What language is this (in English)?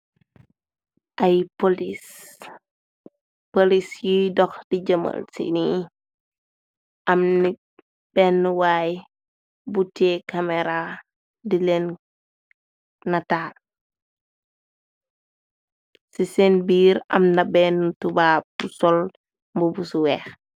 Wolof